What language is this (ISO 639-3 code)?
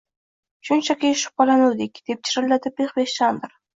uzb